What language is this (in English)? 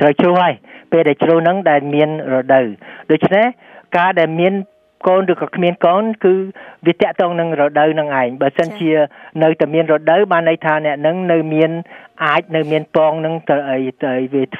Vietnamese